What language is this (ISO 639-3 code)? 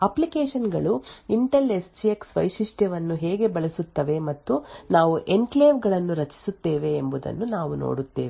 kan